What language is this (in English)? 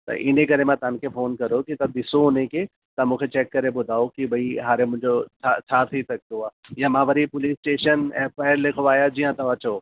Sindhi